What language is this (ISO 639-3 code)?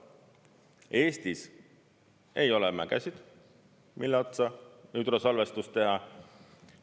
est